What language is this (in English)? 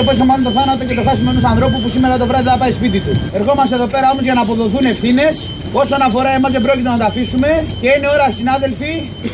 Greek